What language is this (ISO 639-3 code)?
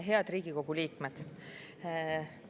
est